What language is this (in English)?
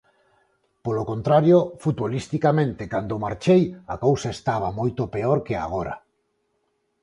Galician